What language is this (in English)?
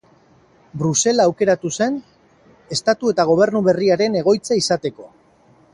Basque